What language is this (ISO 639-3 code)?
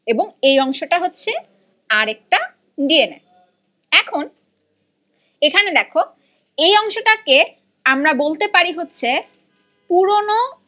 ben